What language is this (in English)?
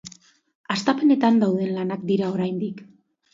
Basque